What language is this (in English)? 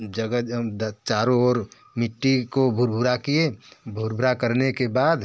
Hindi